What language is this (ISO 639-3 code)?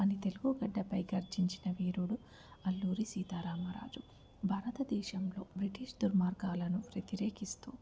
tel